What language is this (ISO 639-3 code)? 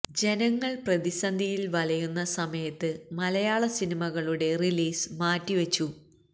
mal